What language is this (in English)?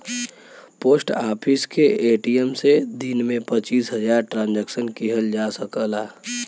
Bhojpuri